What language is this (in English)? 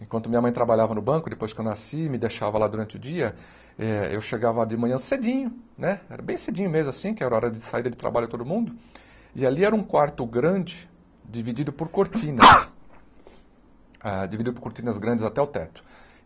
Portuguese